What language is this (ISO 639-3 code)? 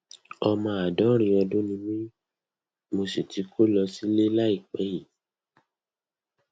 yor